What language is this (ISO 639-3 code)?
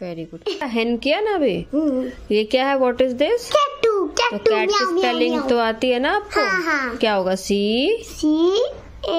hin